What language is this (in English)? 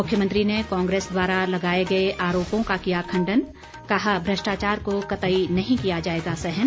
Hindi